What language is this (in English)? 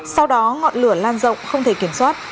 Vietnamese